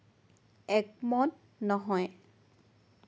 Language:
Assamese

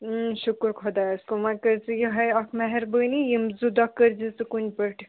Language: Kashmiri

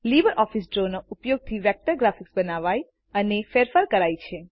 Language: Gujarati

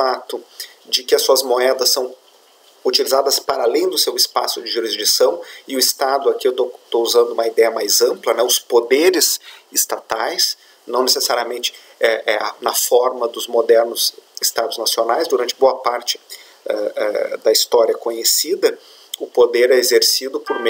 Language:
Portuguese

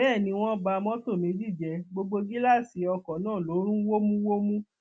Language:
Yoruba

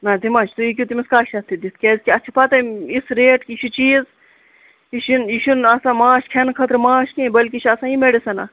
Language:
Kashmiri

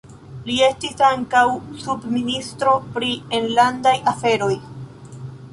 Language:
Esperanto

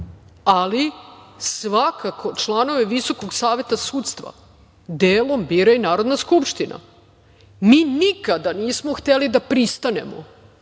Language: Serbian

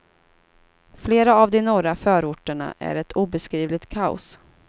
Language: Swedish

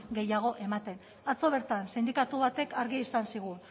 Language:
Basque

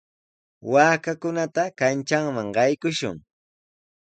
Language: Sihuas Ancash Quechua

